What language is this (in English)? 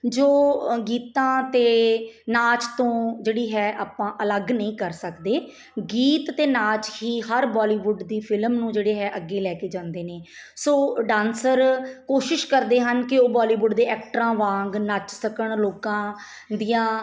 Punjabi